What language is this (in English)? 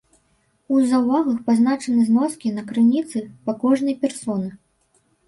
Belarusian